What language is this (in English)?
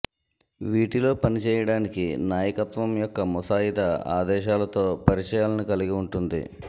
Telugu